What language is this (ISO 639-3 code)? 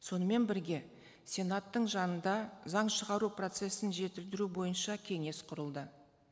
kaz